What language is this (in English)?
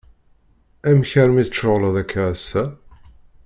Kabyle